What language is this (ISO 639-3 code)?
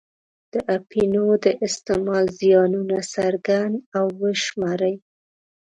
pus